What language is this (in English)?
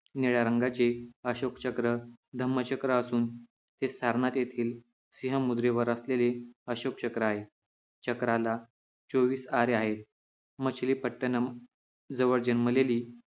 Marathi